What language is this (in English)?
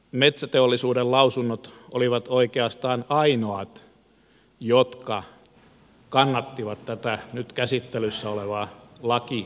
Finnish